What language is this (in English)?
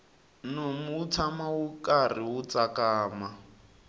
Tsonga